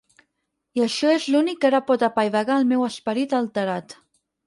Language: Catalan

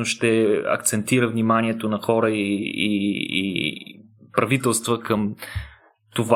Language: Bulgarian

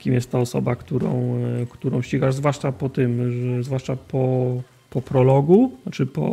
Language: Polish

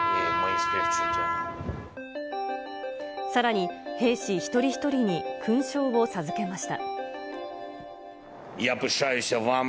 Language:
Japanese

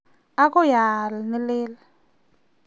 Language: Kalenjin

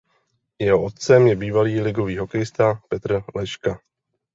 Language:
Czech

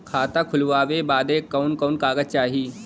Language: Bhojpuri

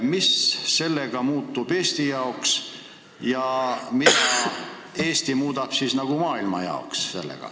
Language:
Estonian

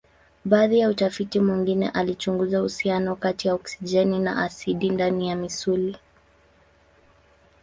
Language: Swahili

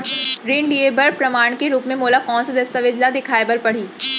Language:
Chhattisgarhi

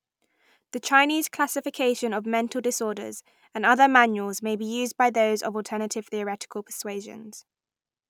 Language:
English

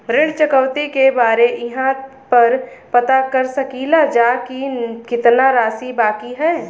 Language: Bhojpuri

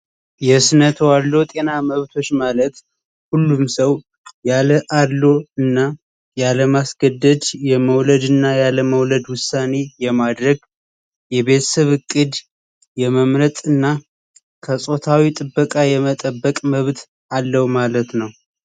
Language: Amharic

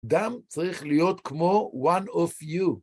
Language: Hebrew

